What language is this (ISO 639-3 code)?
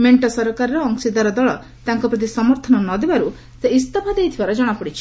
ori